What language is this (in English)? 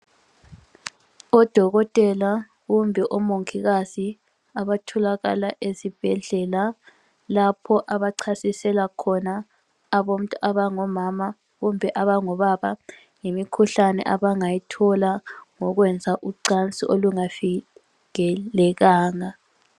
North Ndebele